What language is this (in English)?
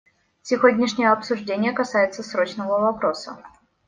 Russian